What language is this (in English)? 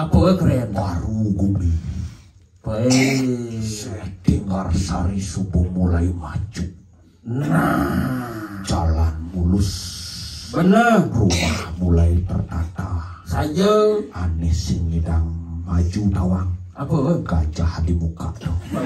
Indonesian